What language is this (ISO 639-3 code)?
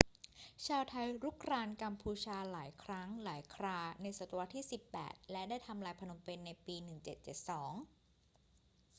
tha